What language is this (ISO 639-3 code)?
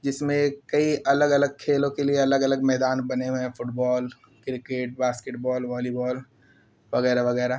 urd